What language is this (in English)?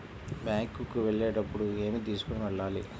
Telugu